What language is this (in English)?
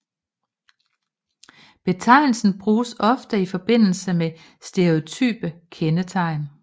Danish